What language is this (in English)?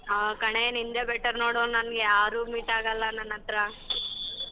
Kannada